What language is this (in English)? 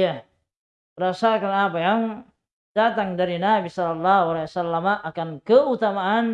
Indonesian